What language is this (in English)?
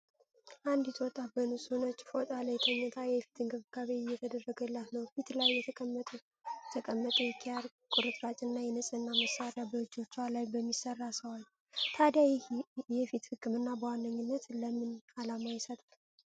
Amharic